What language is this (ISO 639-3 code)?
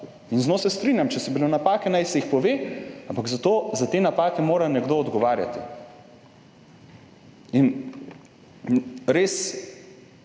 slv